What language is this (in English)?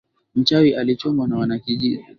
Swahili